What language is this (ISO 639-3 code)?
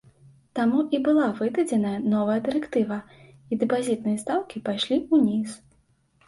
bel